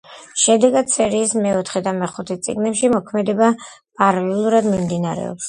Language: Georgian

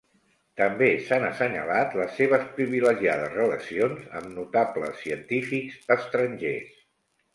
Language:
Catalan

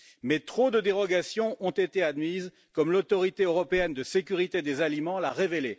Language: French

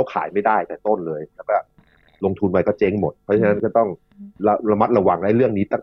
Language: Thai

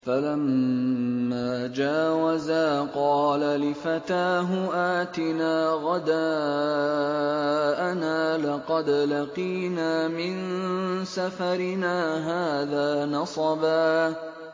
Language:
Arabic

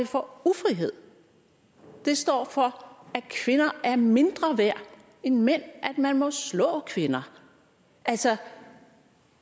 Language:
Danish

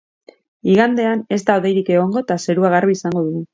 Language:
Basque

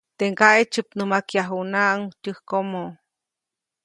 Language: Copainalá Zoque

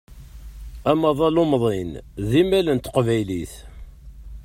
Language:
Kabyle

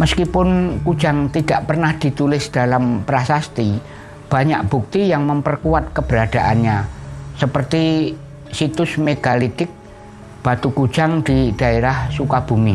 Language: Indonesian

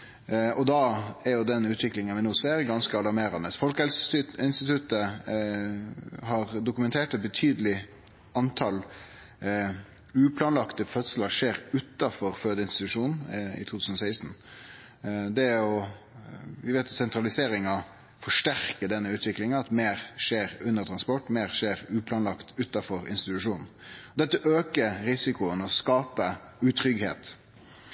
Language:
Norwegian Nynorsk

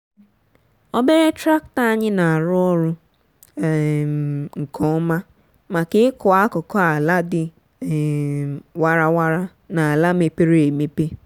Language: Igbo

